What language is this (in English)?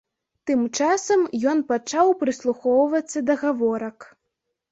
Belarusian